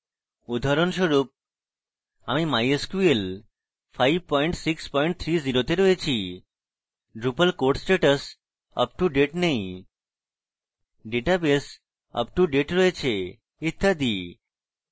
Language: Bangla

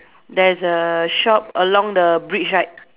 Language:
English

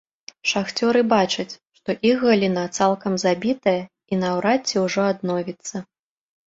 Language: Belarusian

